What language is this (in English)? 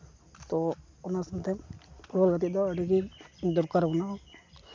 Santali